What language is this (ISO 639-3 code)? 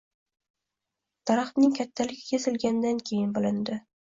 uzb